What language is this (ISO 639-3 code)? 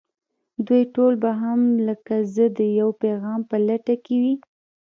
pus